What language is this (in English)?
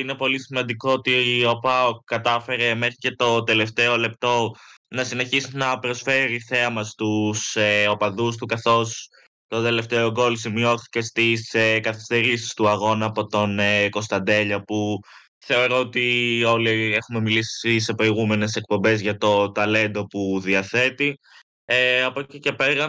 Greek